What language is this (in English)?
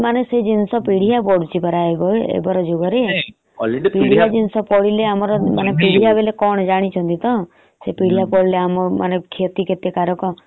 Odia